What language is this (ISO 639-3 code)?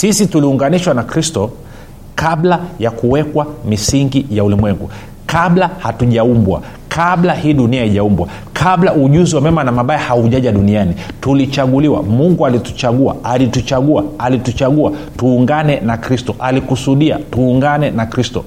swa